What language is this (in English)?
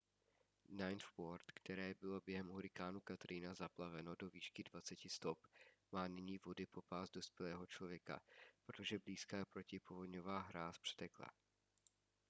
Czech